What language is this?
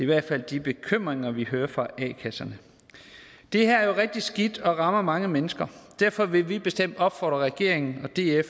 Danish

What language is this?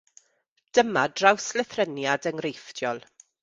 Welsh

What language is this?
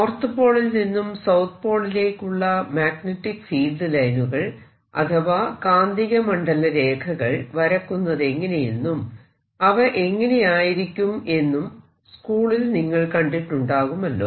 Malayalam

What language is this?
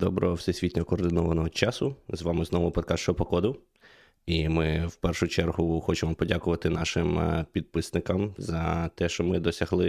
Ukrainian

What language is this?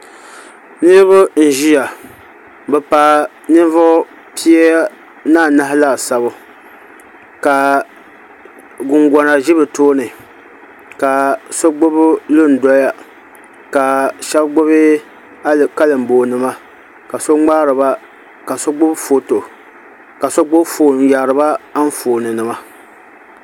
Dagbani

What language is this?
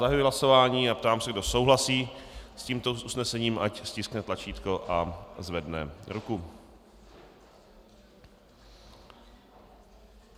Czech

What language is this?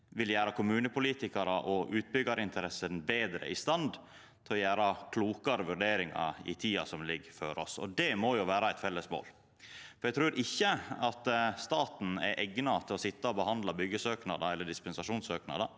Norwegian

